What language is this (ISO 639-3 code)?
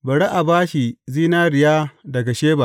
hau